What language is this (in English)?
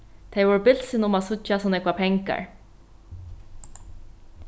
Faroese